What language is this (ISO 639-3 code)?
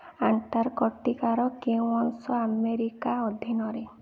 ori